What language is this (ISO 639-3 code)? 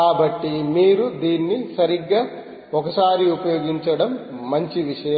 tel